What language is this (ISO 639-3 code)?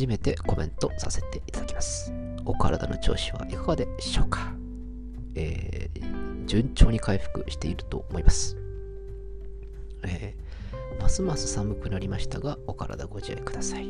jpn